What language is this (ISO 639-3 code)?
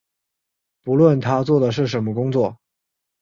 zho